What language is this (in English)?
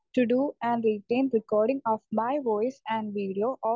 Malayalam